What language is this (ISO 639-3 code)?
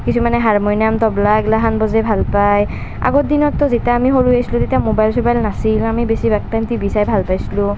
asm